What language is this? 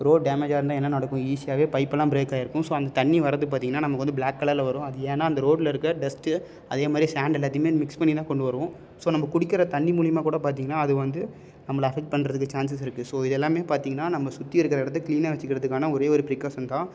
Tamil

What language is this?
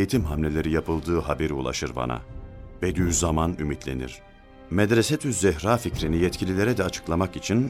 Turkish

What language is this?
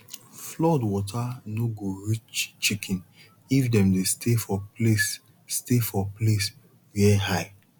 Nigerian Pidgin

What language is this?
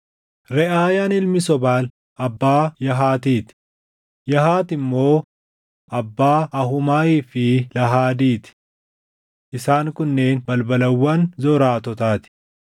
Oromo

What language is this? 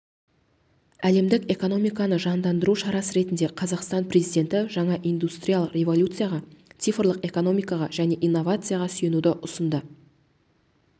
Kazakh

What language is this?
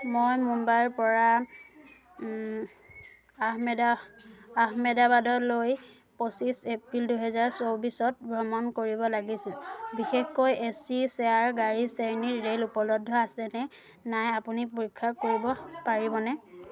Assamese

